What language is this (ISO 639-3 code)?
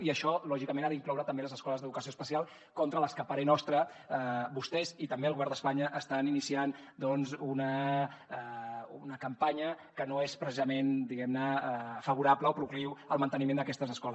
cat